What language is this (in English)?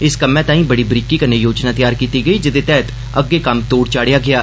Dogri